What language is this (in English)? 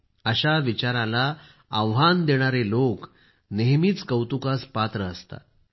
Marathi